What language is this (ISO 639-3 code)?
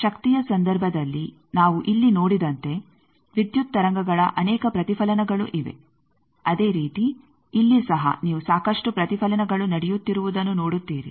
kan